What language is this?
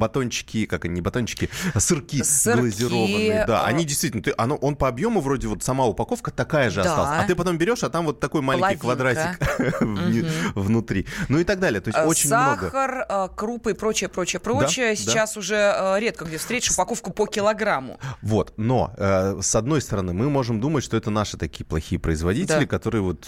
Russian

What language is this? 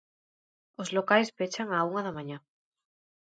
Galician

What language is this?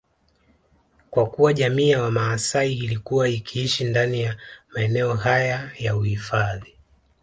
Swahili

